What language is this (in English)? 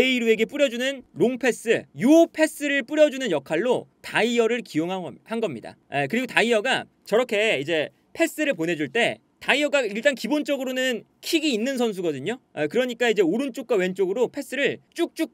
Korean